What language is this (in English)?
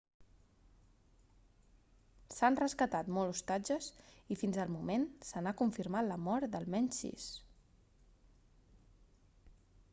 Catalan